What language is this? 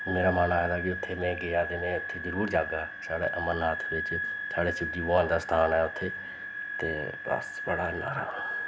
Dogri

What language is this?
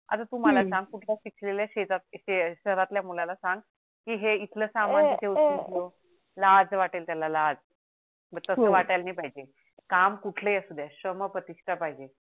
Marathi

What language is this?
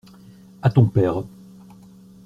French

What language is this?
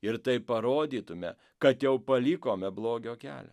Lithuanian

